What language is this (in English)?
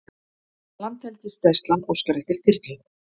Icelandic